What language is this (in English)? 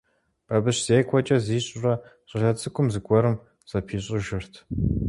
Kabardian